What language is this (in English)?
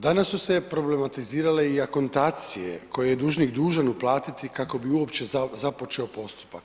Croatian